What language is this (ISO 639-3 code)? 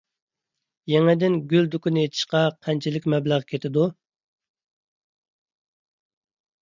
uig